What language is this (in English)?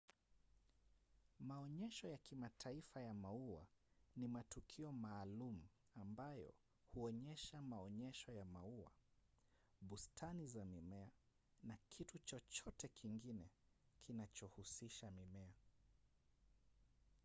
Swahili